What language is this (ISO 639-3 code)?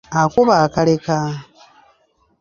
lug